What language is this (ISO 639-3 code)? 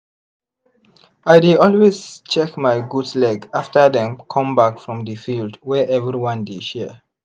pcm